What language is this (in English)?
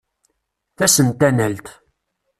Kabyle